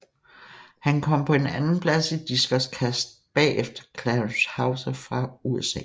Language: Danish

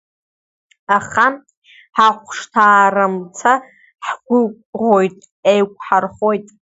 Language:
Abkhazian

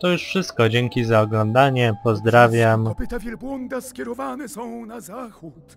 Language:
Polish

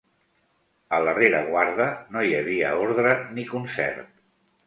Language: Catalan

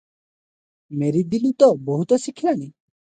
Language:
Odia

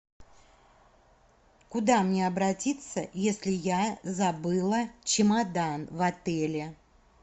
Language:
Russian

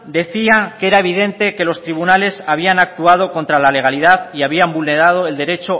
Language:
Spanish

